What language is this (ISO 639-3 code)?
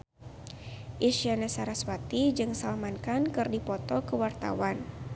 sun